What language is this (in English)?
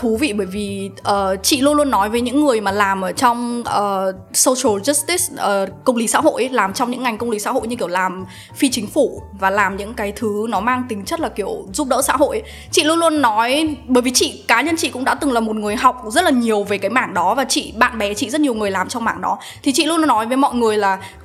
Vietnamese